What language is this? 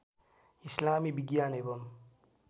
Nepali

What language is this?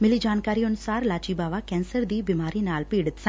Punjabi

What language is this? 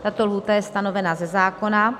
Czech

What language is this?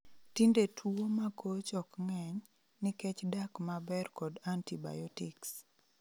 Luo (Kenya and Tanzania)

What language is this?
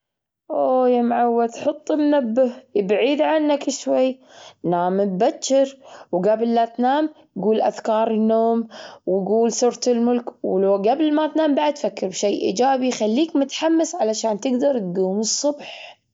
Gulf Arabic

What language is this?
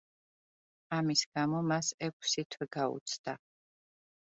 Georgian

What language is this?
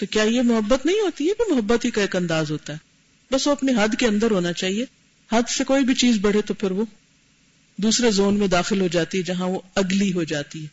Urdu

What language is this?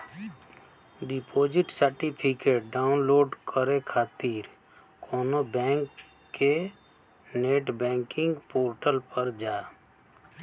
Bhojpuri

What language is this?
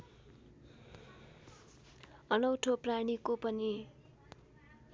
Nepali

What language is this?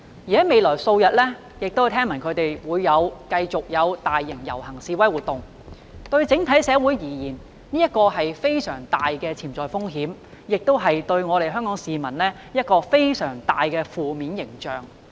Cantonese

